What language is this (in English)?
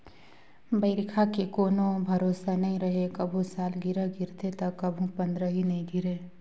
Chhattisgarhi